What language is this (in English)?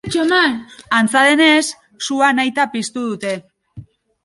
Basque